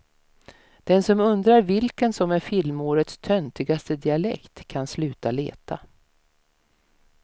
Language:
Swedish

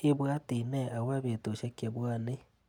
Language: Kalenjin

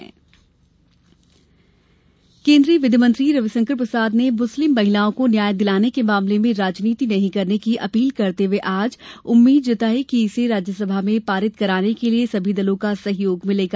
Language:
Hindi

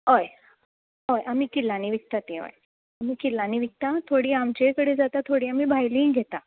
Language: Konkani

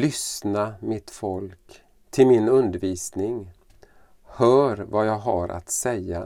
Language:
Swedish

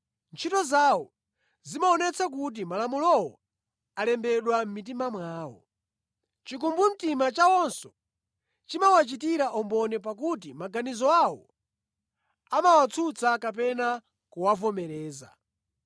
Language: Nyanja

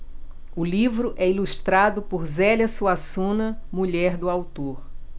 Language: Portuguese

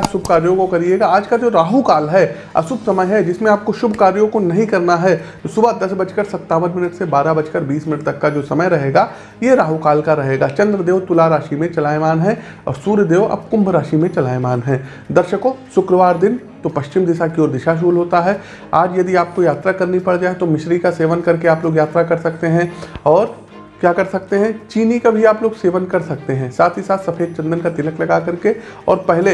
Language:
Hindi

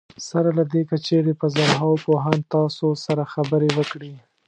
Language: Pashto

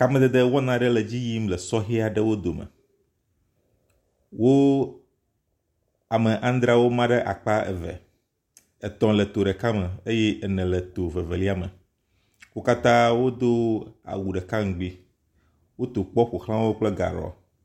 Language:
Ewe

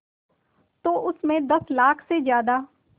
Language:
Hindi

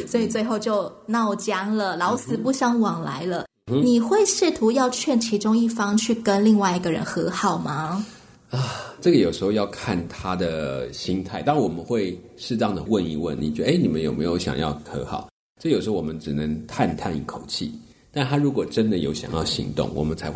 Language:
Chinese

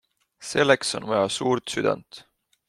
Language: Estonian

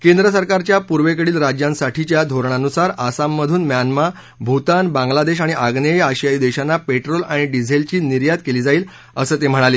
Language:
Marathi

